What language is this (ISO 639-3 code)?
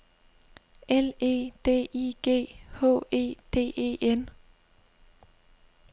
dan